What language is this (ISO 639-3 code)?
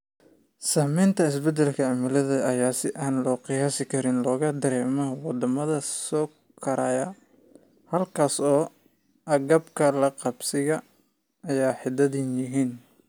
som